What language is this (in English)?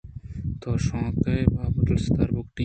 Eastern Balochi